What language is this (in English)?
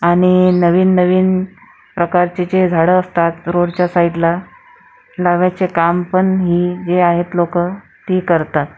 Marathi